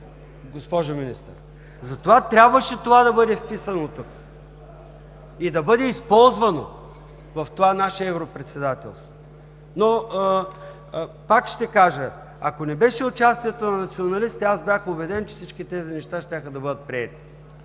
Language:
Bulgarian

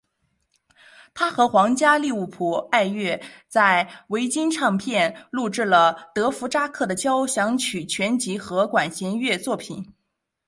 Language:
Chinese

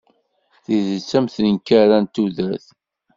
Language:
Kabyle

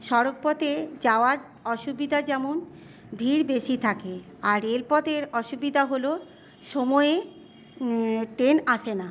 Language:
Bangla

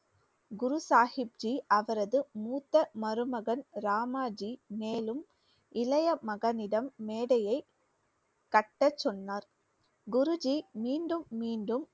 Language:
Tamil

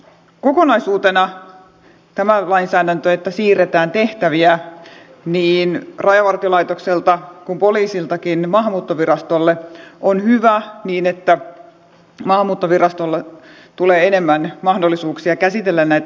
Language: Finnish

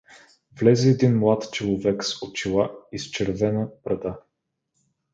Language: Bulgarian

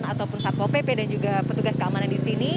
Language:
Indonesian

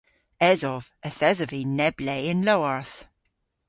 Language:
Cornish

